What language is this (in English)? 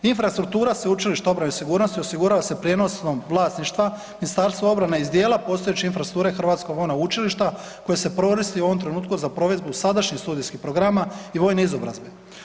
Croatian